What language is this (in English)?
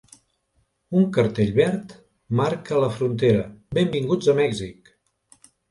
Catalan